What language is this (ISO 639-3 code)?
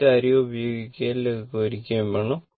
mal